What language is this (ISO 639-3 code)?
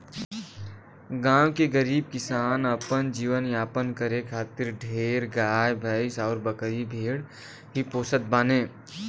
bho